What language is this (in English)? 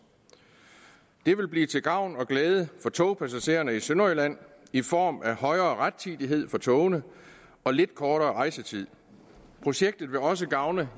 Danish